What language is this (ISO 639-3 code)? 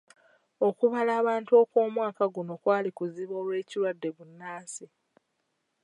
lug